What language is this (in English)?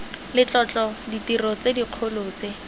Tswana